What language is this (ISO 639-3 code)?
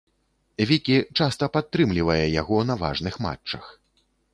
bel